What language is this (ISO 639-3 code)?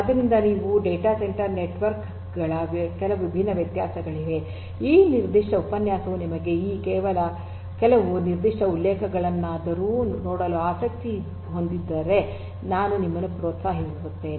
kan